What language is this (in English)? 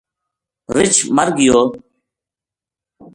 Gujari